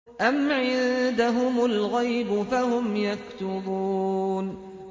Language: Arabic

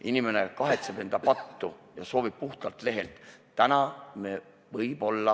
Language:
Estonian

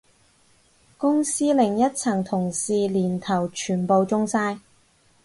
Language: Cantonese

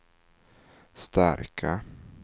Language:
Swedish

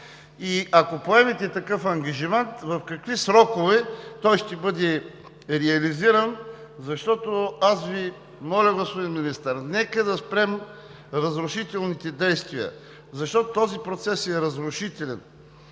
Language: Bulgarian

